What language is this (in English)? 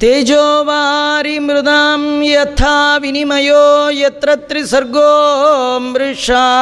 Kannada